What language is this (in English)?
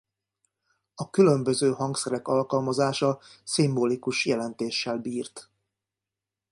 Hungarian